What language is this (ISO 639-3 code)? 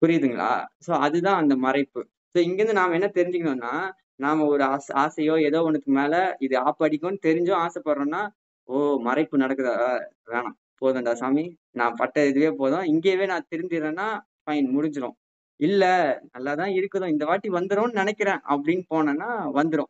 tam